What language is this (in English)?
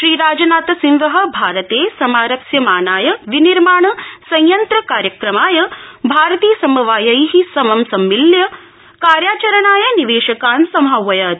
Sanskrit